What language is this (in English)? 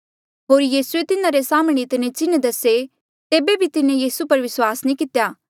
Mandeali